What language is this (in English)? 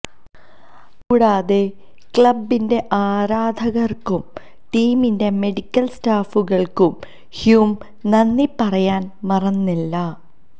Malayalam